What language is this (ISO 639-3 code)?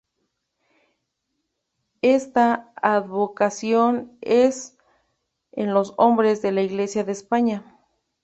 spa